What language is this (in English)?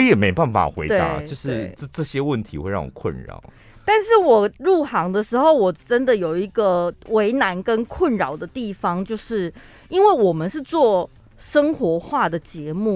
Chinese